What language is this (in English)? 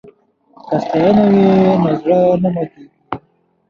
Pashto